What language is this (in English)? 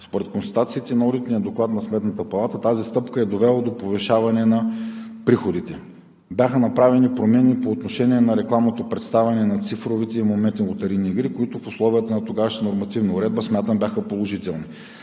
Bulgarian